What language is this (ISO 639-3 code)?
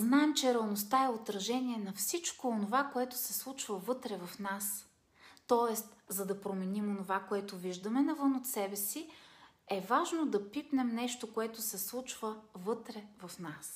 bul